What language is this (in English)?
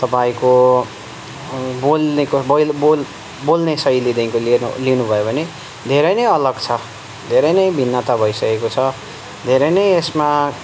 Nepali